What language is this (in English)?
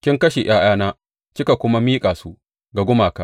Hausa